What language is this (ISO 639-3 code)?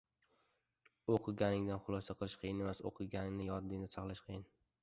uzb